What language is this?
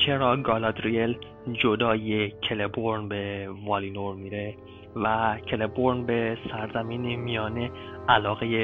Persian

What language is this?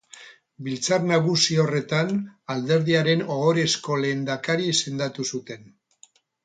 Basque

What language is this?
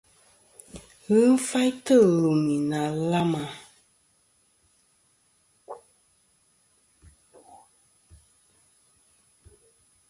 Kom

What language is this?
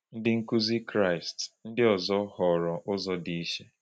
Igbo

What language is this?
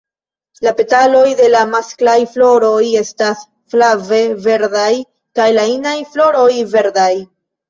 Esperanto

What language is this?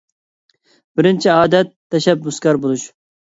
Uyghur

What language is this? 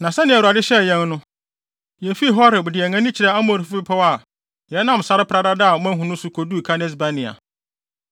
Akan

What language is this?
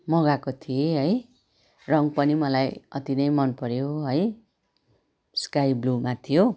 Nepali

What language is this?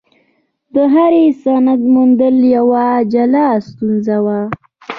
Pashto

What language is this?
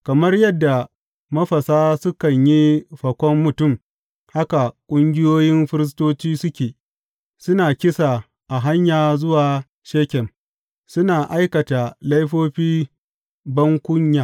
Hausa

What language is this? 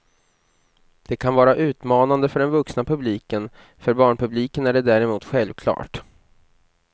Swedish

